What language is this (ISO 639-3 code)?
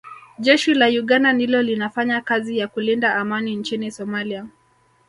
swa